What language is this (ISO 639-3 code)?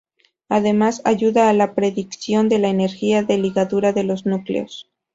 spa